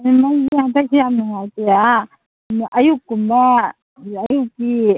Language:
Manipuri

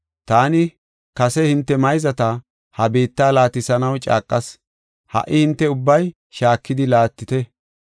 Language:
Gofa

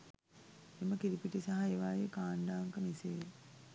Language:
Sinhala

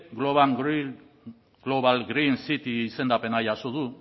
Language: Basque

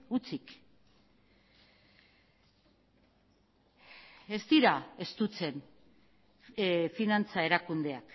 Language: Basque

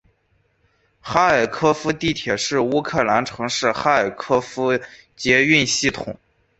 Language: Chinese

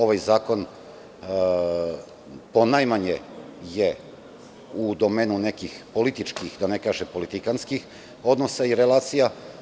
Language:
Serbian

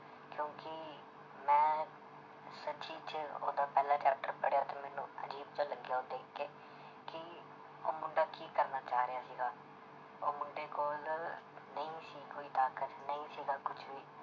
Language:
Punjabi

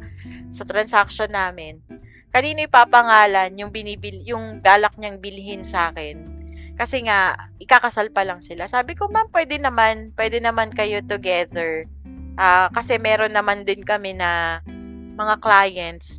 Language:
Filipino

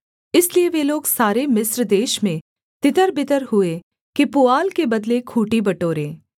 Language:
Hindi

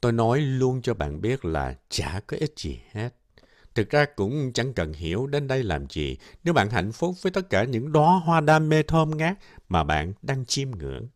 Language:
Vietnamese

